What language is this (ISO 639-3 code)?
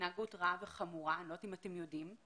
heb